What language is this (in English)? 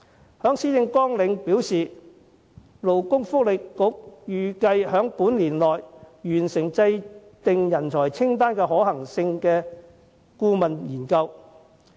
Cantonese